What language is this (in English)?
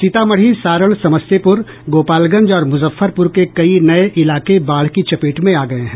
Hindi